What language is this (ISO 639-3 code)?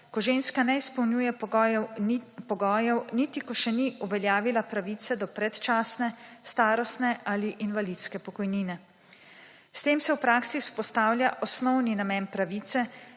slv